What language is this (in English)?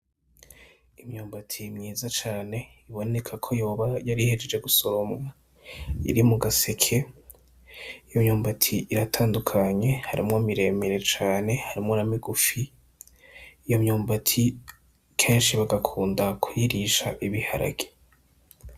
Rundi